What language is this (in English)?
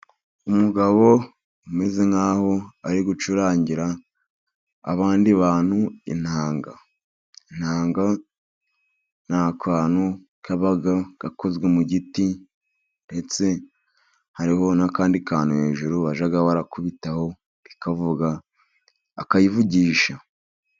Kinyarwanda